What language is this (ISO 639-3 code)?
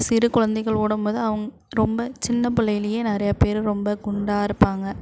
tam